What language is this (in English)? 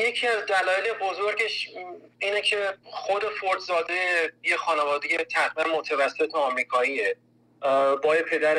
Persian